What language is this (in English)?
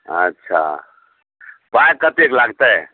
Maithili